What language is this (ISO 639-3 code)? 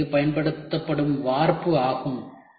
tam